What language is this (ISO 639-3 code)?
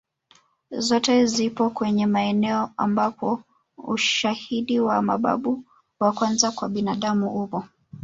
swa